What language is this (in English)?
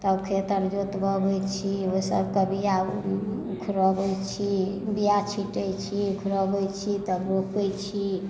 Maithili